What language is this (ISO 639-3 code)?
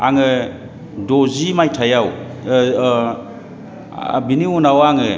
brx